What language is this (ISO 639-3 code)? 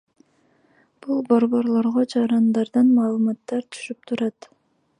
kir